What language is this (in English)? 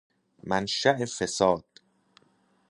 Persian